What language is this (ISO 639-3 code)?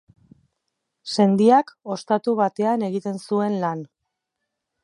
eus